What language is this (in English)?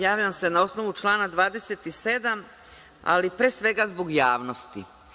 Serbian